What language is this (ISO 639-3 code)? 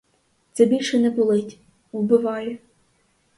ukr